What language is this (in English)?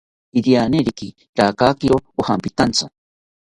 South Ucayali Ashéninka